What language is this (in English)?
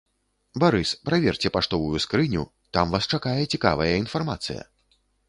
Belarusian